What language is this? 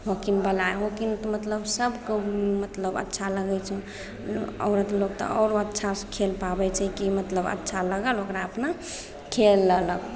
Maithili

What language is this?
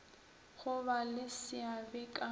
Northern Sotho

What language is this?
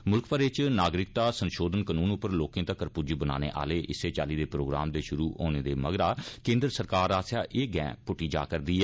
Dogri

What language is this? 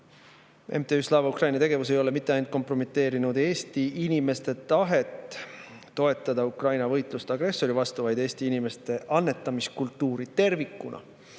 Estonian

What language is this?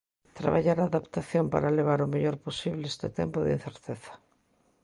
Galician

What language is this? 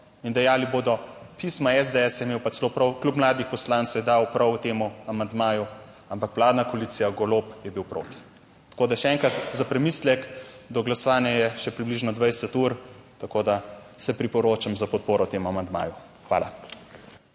Slovenian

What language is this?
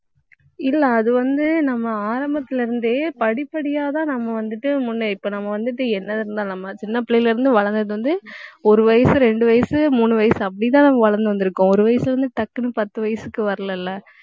Tamil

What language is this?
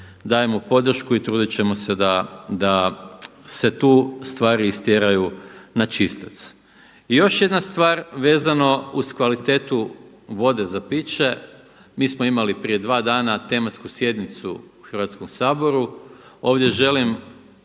Croatian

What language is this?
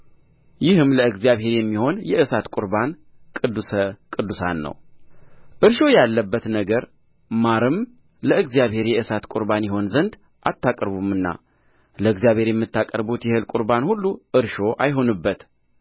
Amharic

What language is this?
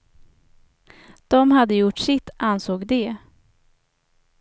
Swedish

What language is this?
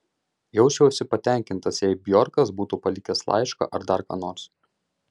Lithuanian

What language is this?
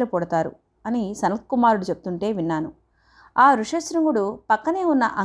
Telugu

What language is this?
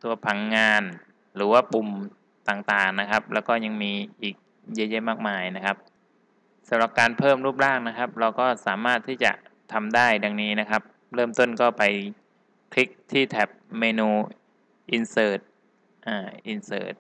Thai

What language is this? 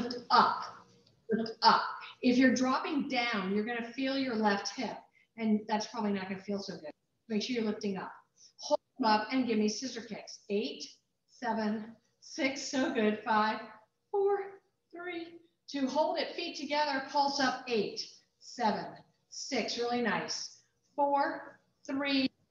English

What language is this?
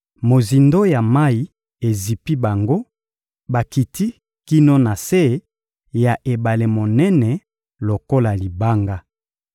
Lingala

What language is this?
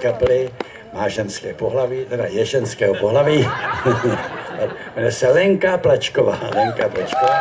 Czech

